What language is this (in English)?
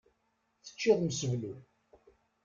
Kabyle